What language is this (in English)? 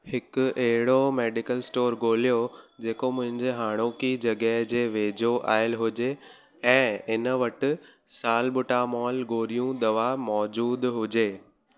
Sindhi